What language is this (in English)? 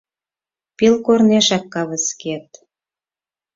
Mari